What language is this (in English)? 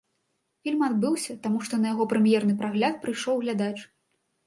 Belarusian